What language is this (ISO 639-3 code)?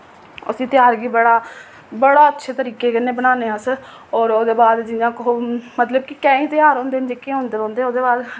doi